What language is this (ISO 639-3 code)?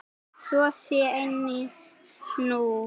isl